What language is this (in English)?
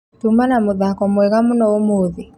Kikuyu